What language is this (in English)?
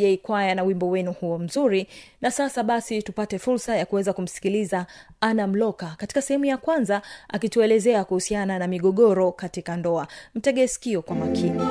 Swahili